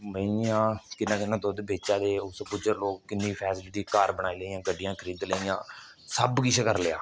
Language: Dogri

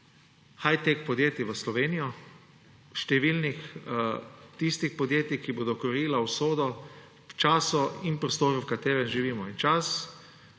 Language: Slovenian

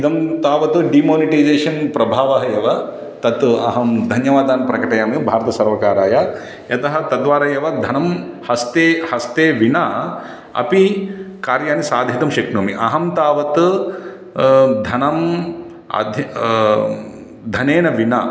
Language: Sanskrit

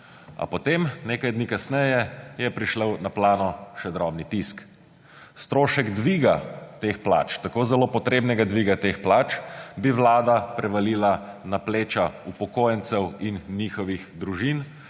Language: Slovenian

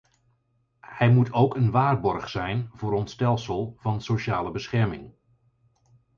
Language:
Dutch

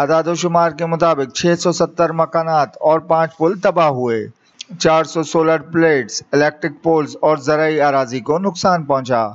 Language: Hindi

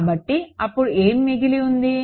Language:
Telugu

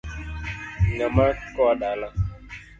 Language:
Luo (Kenya and Tanzania)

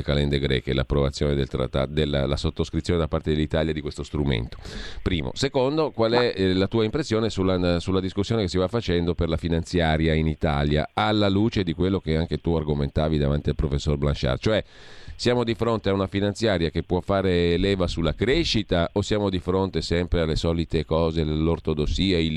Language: Italian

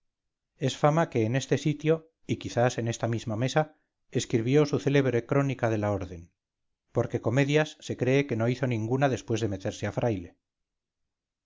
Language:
Spanish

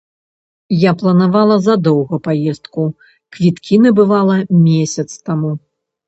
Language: Belarusian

